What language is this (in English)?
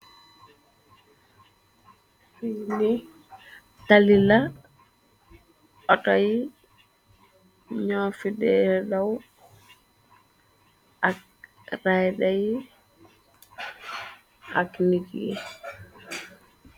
Wolof